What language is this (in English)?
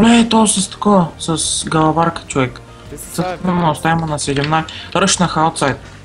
Bulgarian